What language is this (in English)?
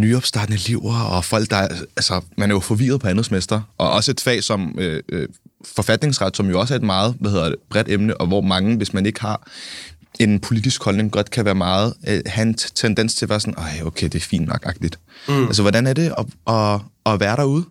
Danish